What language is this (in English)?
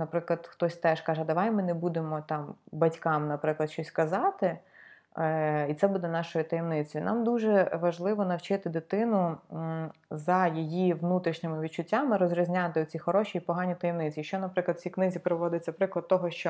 Ukrainian